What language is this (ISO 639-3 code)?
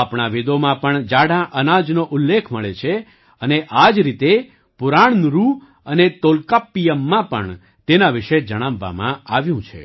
guj